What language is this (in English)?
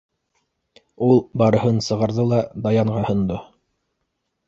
Bashkir